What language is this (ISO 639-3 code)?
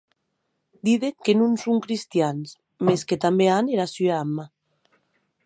oci